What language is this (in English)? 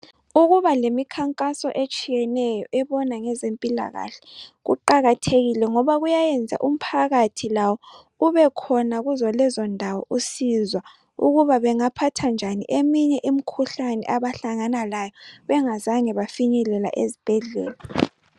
North Ndebele